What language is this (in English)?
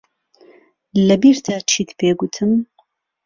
Central Kurdish